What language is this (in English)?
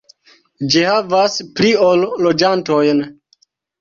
Esperanto